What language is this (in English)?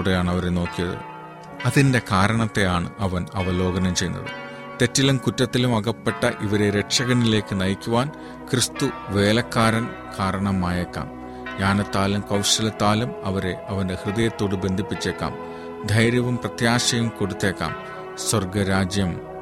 Malayalam